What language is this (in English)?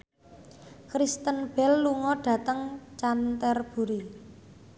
Javanese